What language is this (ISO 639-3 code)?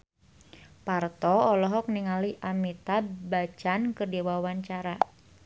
sun